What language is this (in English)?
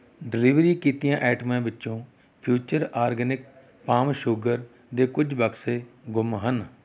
Punjabi